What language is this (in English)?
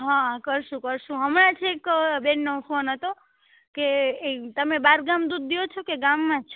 Gujarati